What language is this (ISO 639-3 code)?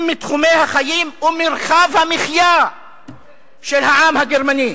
heb